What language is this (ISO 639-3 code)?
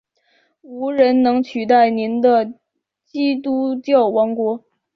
zho